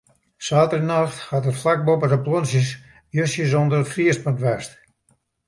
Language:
Western Frisian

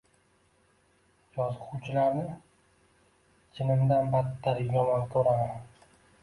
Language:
Uzbek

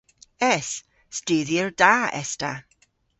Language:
Cornish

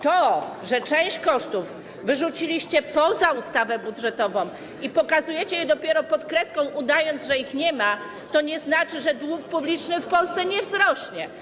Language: Polish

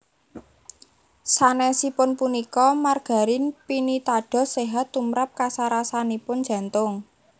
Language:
Javanese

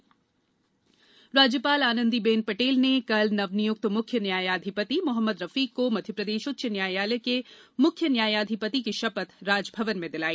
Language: Hindi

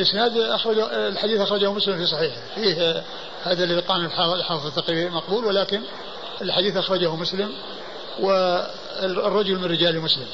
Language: Arabic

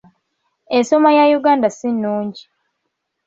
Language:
Ganda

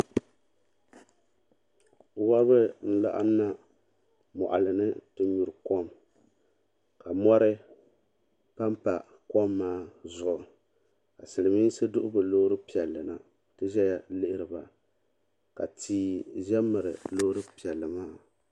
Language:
Dagbani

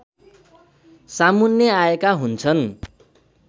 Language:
Nepali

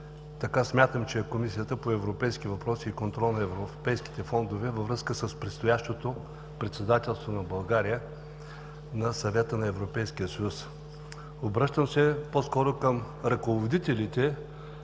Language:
Bulgarian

